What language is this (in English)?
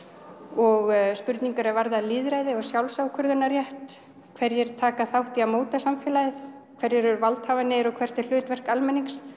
Icelandic